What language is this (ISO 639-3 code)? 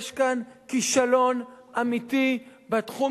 heb